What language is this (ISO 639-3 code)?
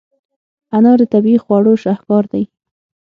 pus